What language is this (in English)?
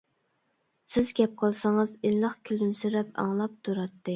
Uyghur